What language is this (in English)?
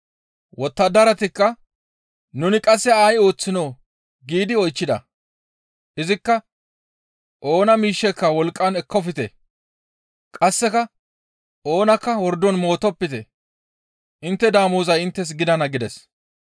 Gamo